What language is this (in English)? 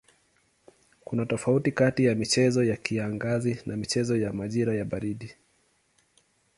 Swahili